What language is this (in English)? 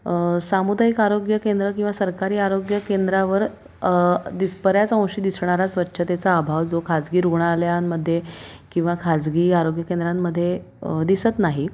Marathi